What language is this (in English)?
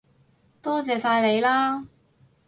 Cantonese